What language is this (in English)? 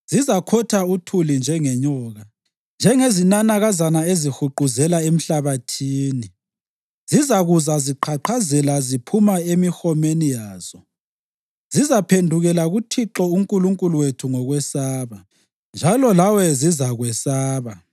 North Ndebele